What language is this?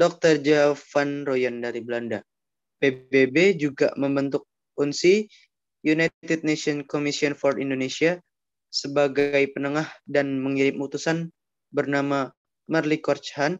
Indonesian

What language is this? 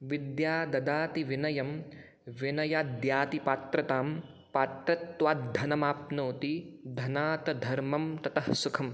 Sanskrit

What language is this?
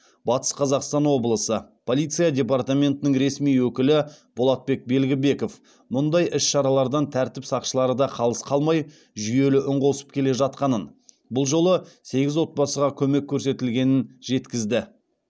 Kazakh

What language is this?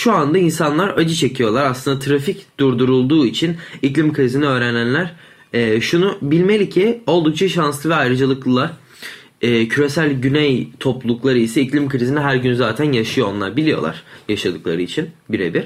Turkish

